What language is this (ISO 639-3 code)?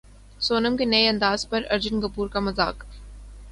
urd